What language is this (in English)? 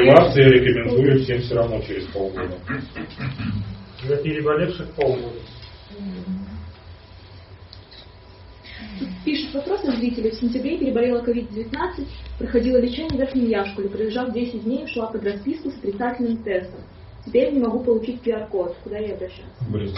Russian